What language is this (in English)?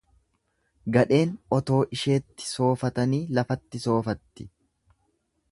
Oromo